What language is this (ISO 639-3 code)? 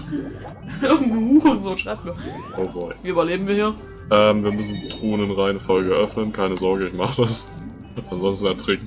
deu